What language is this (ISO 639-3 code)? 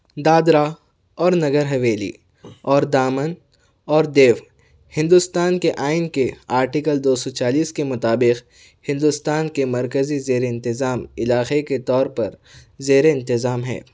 urd